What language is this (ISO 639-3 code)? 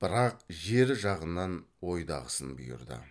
kaz